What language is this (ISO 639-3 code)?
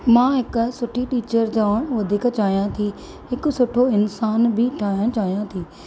snd